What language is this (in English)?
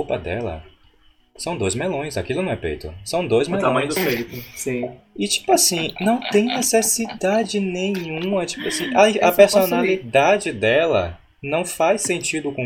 Portuguese